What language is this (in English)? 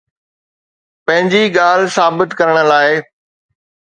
Sindhi